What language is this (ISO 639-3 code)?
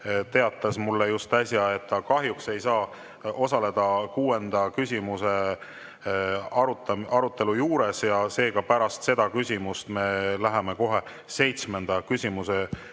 est